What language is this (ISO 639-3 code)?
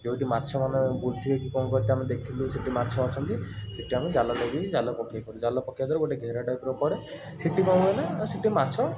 ori